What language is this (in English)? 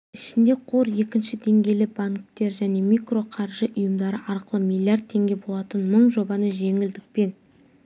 Kazakh